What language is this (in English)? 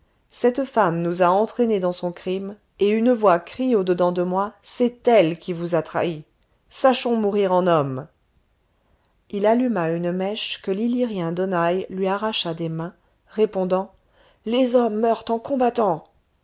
French